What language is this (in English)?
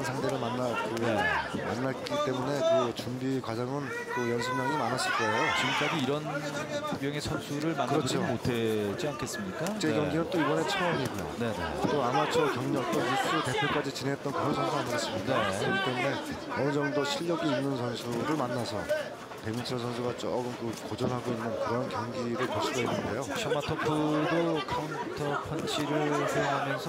Korean